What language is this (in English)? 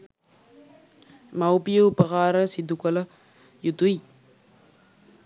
Sinhala